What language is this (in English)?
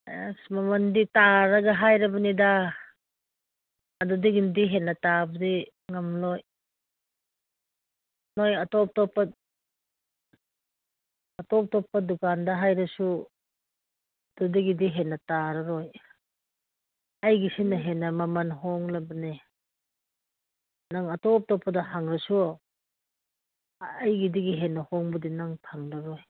Manipuri